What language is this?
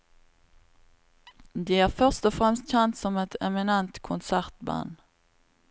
Norwegian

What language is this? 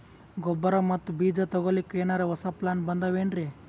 Kannada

